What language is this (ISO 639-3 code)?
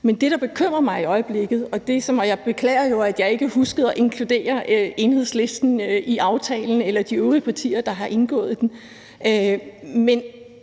dan